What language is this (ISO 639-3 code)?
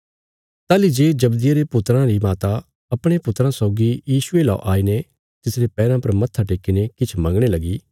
kfs